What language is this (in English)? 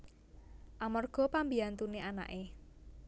Javanese